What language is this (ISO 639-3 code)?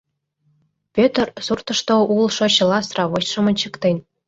chm